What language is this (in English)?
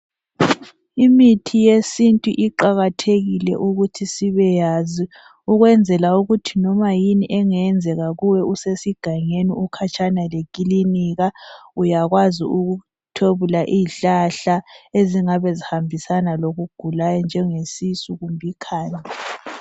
North Ndebele